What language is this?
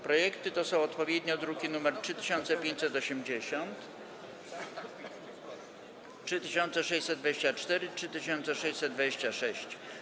Polish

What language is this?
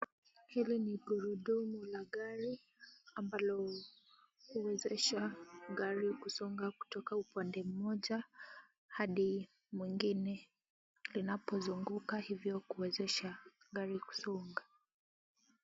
Swahili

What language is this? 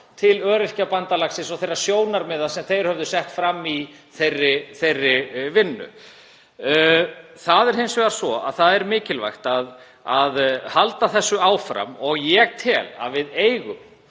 Icelandic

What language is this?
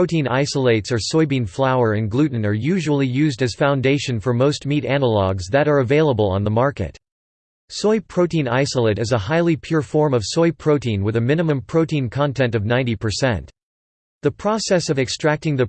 English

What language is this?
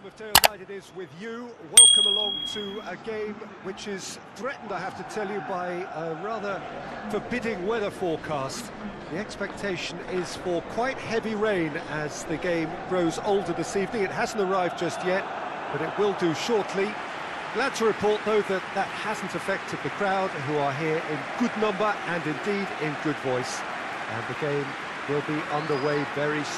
English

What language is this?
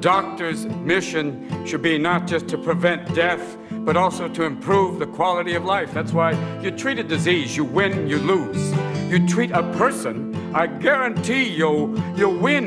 English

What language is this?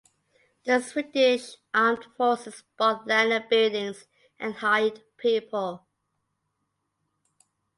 English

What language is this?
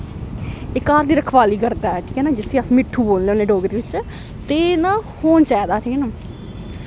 Dogri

